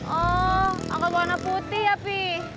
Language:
Indonesian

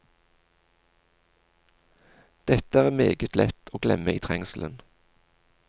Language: Norwegian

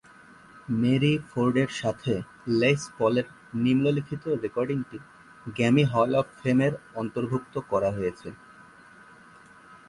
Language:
Bangla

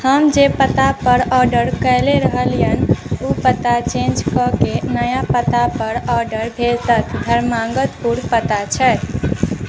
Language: Maithili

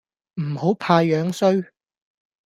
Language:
Cantonese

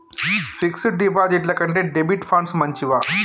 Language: Telugu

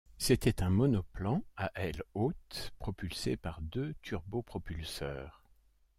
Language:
French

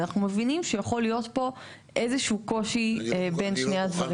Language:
Hebrew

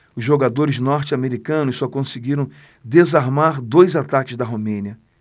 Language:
Portuguese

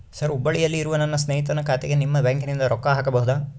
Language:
Kannada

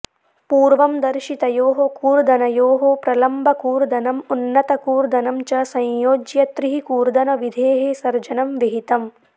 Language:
Sanskrit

